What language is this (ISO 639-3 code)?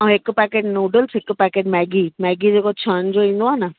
snd